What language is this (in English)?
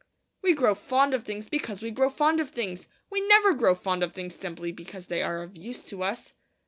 English